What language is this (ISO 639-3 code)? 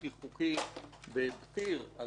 heb